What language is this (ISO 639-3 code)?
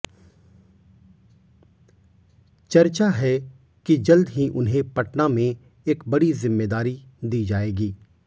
hin